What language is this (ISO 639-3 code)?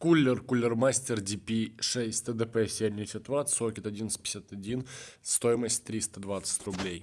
rus